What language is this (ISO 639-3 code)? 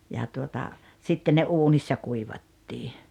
fin